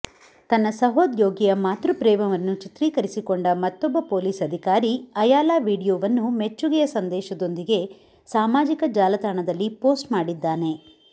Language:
Kannada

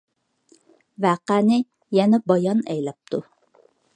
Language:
Uyghur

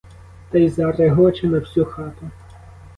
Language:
Ukrainian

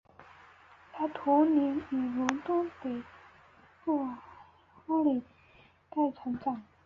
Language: Chinese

